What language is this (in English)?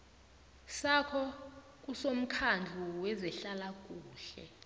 South Ndebele